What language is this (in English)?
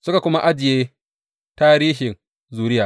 Hausa